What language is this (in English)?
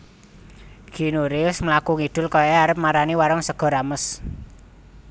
Javanese